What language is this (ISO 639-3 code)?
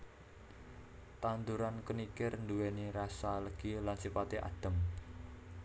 jav